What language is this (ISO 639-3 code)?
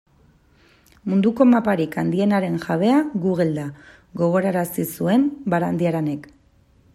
eus